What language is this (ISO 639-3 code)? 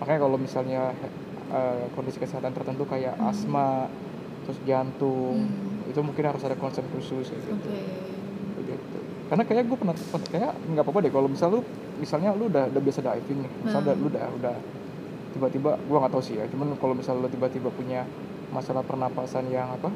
ind